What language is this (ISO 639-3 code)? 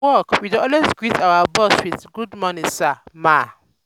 pcm